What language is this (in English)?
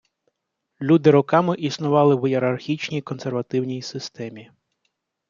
Ukrainian